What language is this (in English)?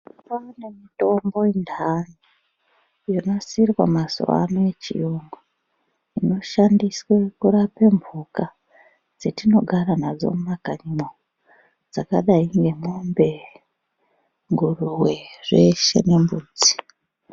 Ndau